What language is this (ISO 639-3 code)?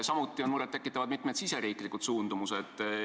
est